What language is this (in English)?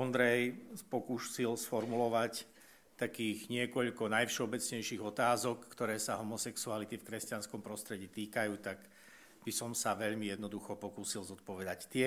Slovak